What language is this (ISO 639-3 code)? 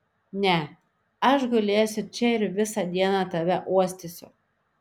lit